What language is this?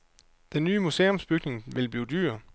Danish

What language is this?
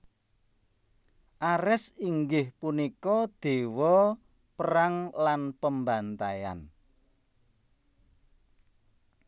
Javanese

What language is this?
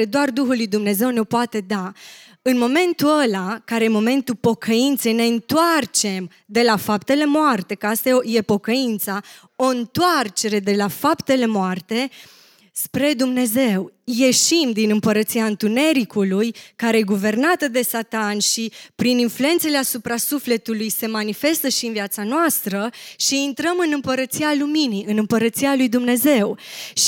Romanian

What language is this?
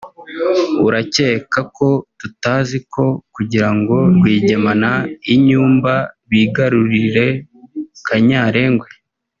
Kinyarwanda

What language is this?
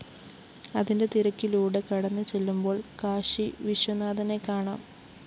Malayalam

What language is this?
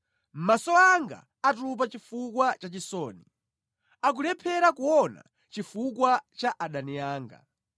Nyanja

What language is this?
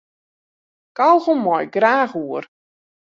Western Frisian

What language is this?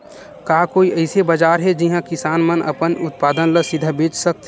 Chhattisgarhi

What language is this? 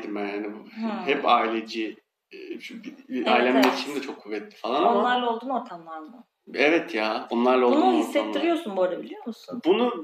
Turkish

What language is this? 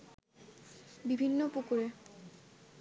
Bangla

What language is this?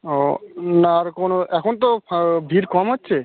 Bangla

